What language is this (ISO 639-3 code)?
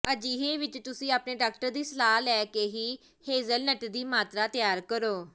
pan